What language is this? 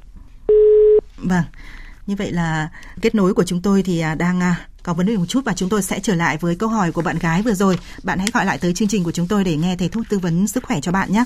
Vietnamese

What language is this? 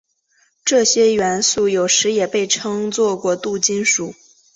Chinese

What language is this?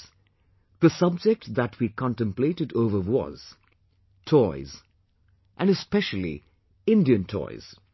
English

